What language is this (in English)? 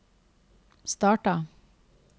Norwegian